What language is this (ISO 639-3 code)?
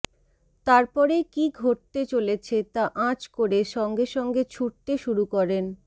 ben